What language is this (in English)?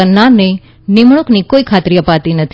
Gujarati